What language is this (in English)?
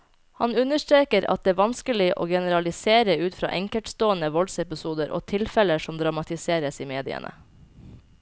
Norwegian